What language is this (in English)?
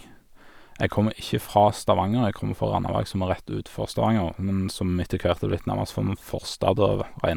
Norwegian